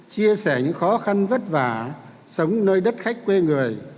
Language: Vietnamese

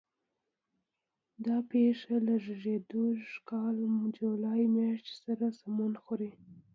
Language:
Pashto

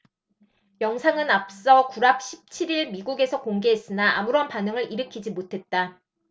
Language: Korean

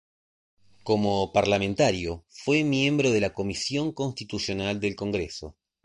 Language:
Spanish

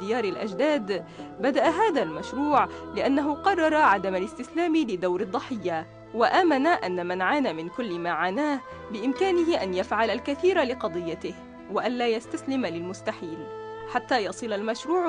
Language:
Arabic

